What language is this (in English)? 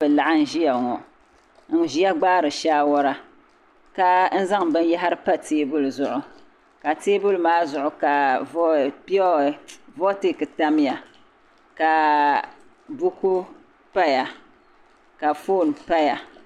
Dagbani